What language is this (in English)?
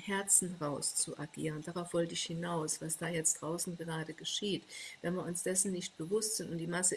German